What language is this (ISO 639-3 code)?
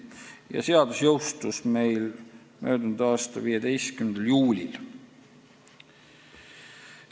est